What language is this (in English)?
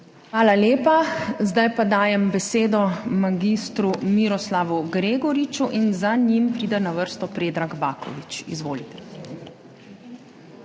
Slovenian